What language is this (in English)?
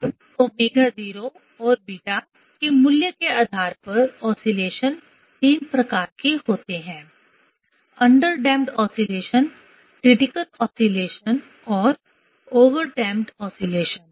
Hindi